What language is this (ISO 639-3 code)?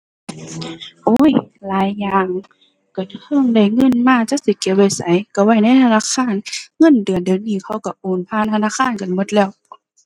tha